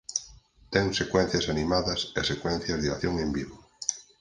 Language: Galician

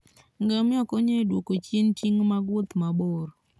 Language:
Luo (Kenya and Tanzania)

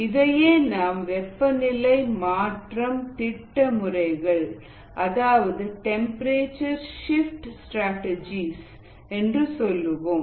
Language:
Tamil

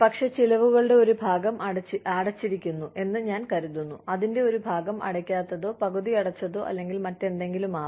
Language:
Malayalam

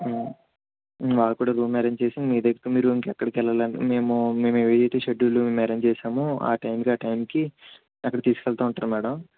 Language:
Telugu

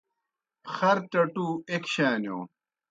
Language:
Kohistani Shina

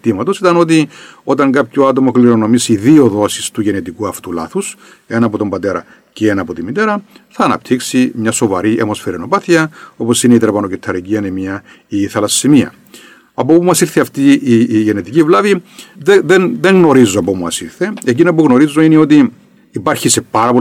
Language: Greek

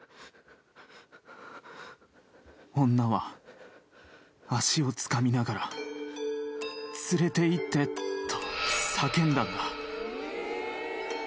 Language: Japanese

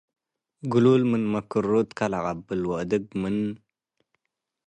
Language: Tigre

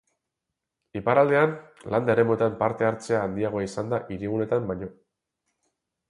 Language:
Basque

